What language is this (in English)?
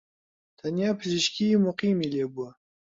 Central Kurdish